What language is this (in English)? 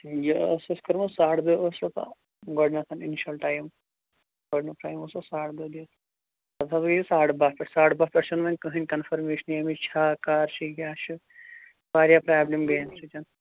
Kashmiri